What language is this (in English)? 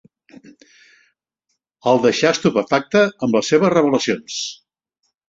Catalan